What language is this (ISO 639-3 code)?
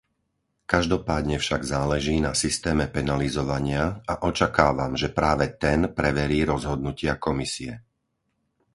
slk